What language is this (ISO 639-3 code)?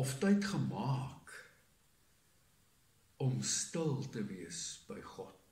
nld